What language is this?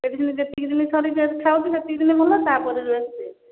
Odia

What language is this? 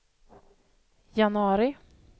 Swedish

